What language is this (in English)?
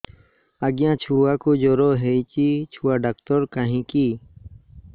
Odia